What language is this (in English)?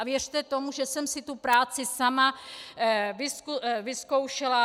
Czech